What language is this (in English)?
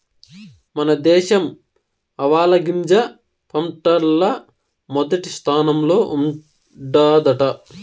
Telugu